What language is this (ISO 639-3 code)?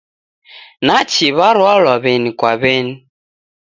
dav